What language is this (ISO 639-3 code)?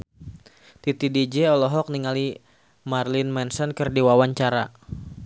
sun